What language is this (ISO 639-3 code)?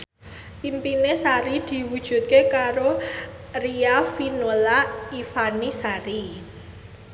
jav